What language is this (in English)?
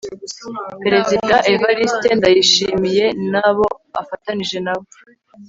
Kinyarwanda